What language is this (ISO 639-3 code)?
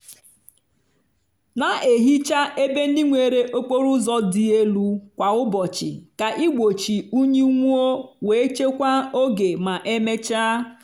ibo